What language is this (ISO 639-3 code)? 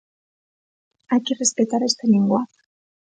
glg